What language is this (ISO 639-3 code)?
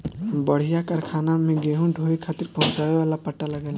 bho